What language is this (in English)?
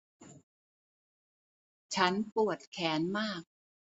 Thai